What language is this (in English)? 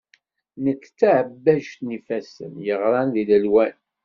Kabyle